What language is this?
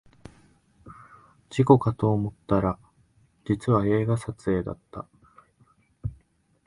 Japanese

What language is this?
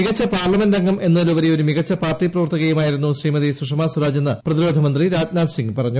Malayalam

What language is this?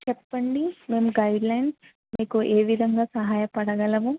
Telugu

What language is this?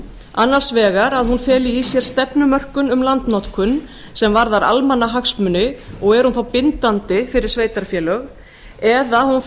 Icelandic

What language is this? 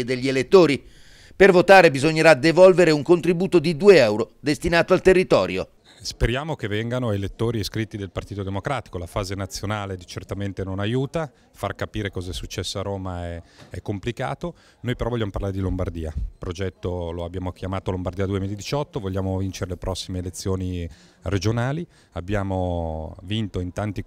Italian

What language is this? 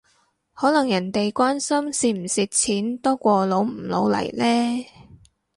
Cantonese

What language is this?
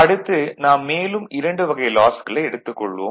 Tamil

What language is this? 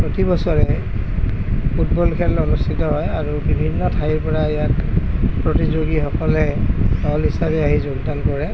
Assamese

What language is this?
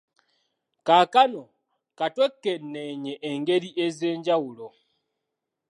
Ganda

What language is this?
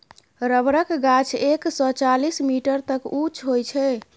Maithili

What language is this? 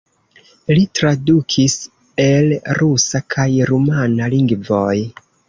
Esperanto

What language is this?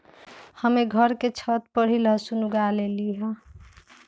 Magahi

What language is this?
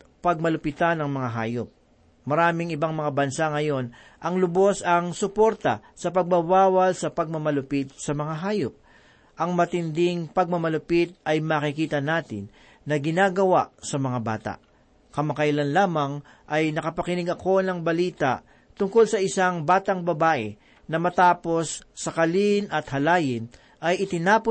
Filipino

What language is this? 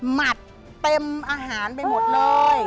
Thai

